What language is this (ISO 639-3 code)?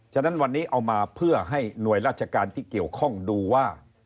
tha